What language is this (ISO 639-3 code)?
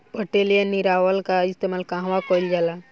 bho